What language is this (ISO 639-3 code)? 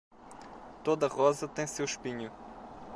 por